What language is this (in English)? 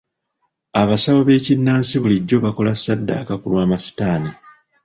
Ganda